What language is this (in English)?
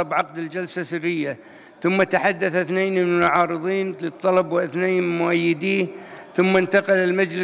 Arabic